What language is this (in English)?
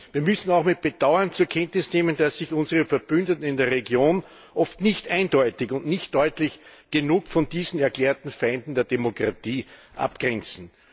German